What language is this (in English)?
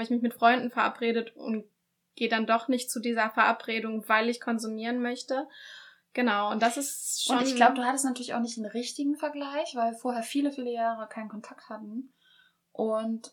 German